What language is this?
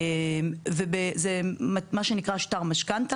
Hebrew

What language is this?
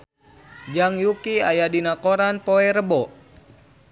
Sundanese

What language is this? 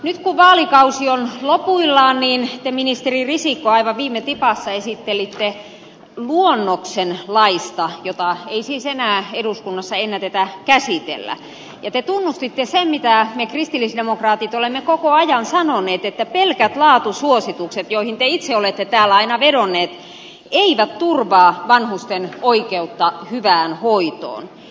Finnish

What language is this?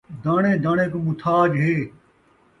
Saraiki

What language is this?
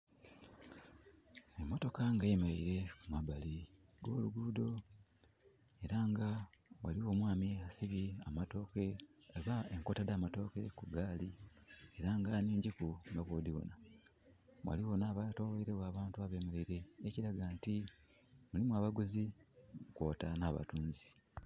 Soga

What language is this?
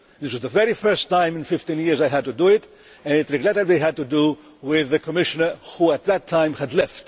English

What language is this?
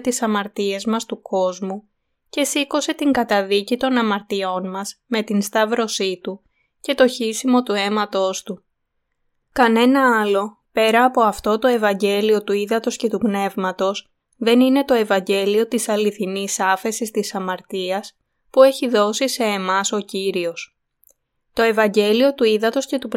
Greek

